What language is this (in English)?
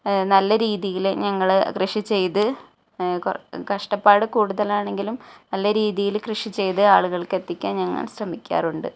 Malayalam